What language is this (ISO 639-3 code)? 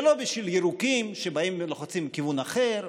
heb